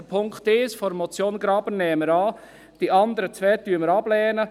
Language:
Swiss German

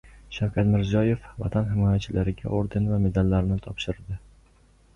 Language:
Uzbek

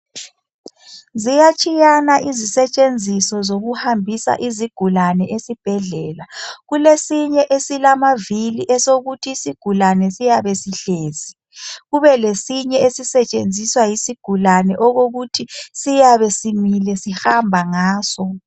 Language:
North Ndebele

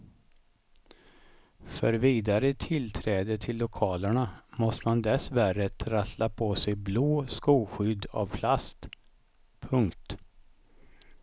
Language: Swedish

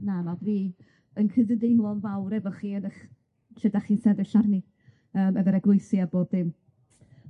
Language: Welsh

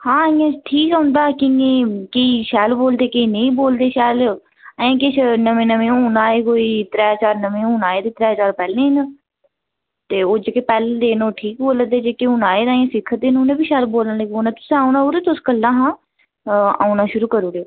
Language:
Dogri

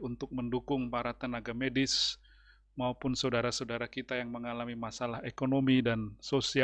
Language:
Indonesian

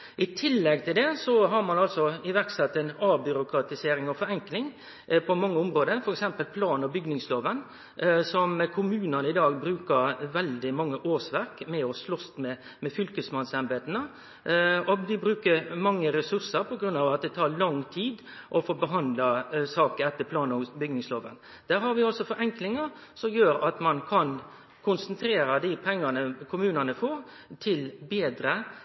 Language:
Norwegian Nynorsk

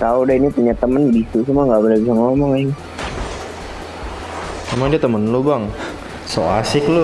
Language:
Indonesian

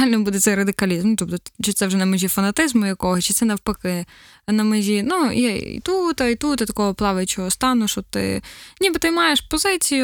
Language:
Ukrainian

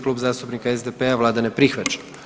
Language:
Croatian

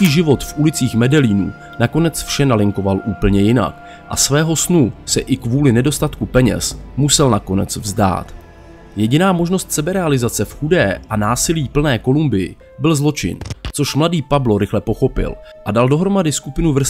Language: Czech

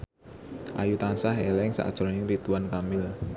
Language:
Javanese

